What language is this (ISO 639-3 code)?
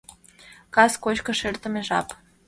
chm